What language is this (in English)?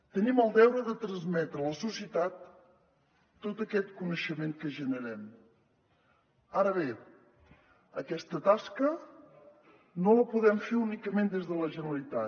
Catalan